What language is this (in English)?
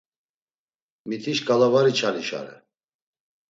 Laz